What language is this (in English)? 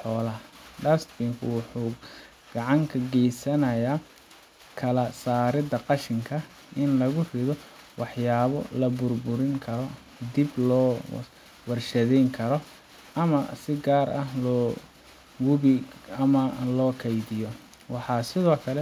Somali